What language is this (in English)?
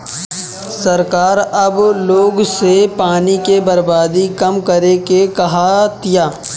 Bhojpuri